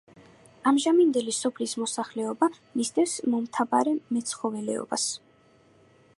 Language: Georgian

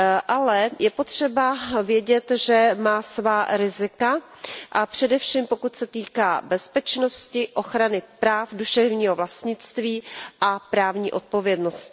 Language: Czech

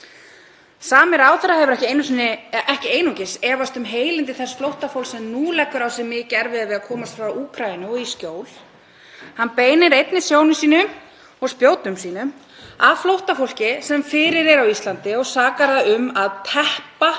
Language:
Icelandic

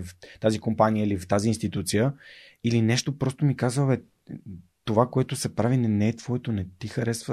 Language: Bulgarian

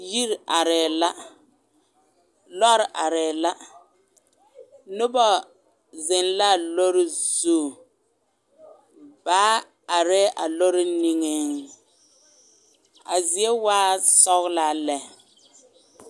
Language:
Southern Dagaare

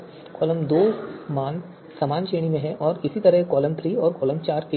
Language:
Hindi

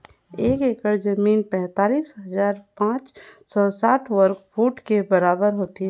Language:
Chhattisgarhi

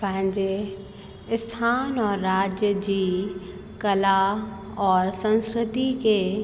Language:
Sindhi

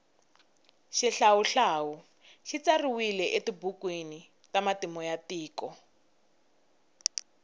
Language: Tsonga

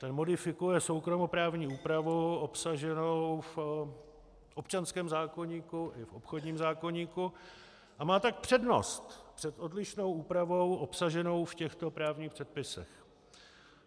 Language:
Czech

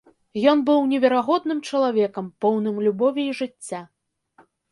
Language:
Belarusian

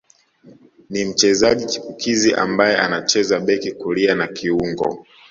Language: Swahili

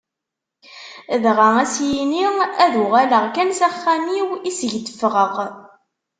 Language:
Kabyle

